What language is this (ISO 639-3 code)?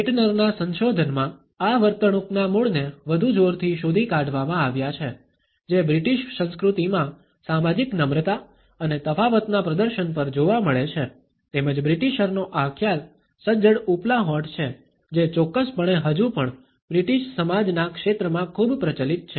guj